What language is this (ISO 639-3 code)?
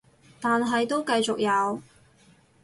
yue